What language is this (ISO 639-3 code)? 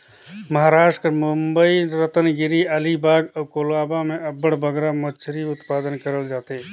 hne